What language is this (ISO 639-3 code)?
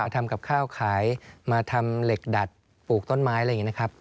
tha